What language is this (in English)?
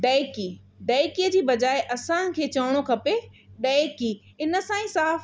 Sindhi